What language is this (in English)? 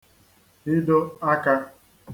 Igbo